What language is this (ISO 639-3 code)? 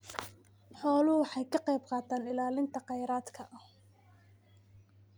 som